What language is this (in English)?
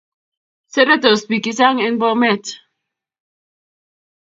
Kalenjin